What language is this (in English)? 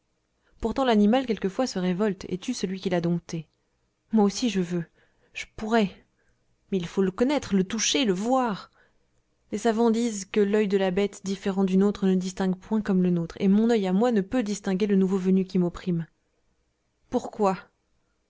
French